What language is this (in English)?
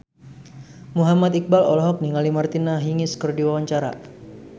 Sundanese